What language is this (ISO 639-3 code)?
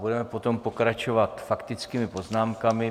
ces